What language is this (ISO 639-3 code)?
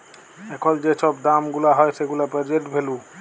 ben